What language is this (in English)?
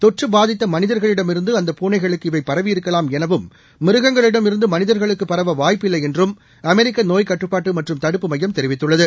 Tamil